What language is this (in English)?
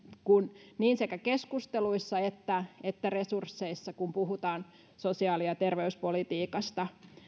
Finnish